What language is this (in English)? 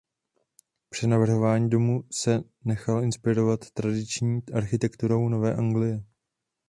Czech